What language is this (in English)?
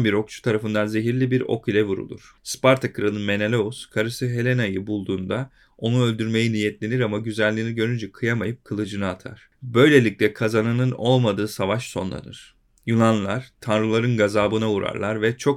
Turkish